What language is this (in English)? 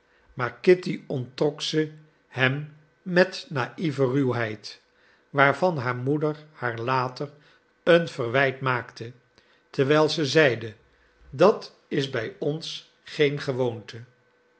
Dutch